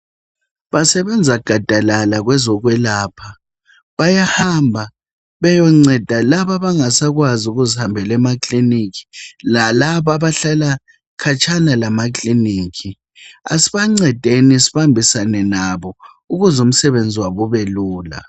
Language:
North Ndebele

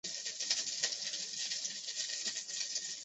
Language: Chinese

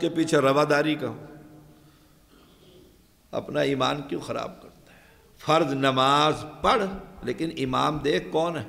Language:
Arabic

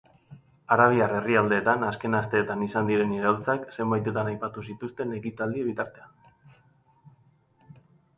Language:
Basque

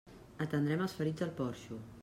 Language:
Catalan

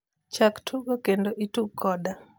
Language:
Luo (Kenya and Tanzania)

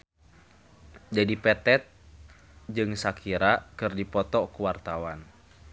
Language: Sundanese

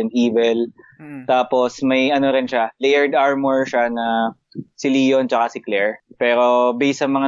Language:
Filipino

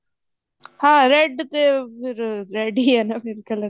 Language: Punjabi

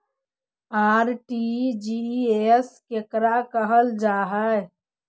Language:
Magahi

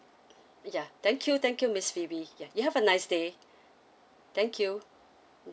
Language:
English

